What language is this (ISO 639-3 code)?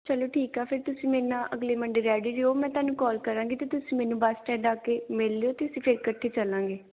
pan